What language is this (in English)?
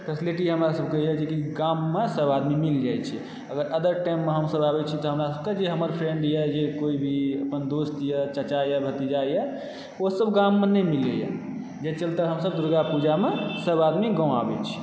Maithili